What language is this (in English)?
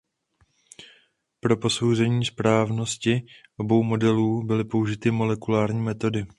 Czech